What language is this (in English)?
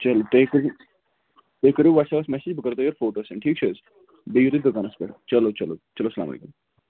Kashmiri